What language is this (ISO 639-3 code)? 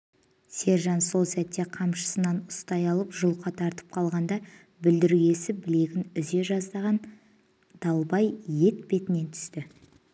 kaz